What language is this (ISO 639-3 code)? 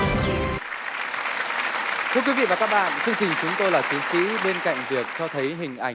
vie